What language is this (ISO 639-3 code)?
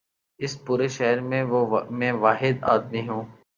urd